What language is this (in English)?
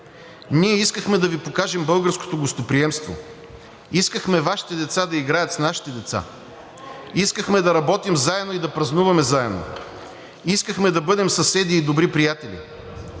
Bulgarian